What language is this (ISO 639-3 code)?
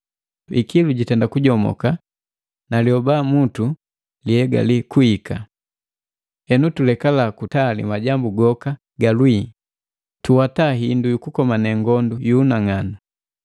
mgv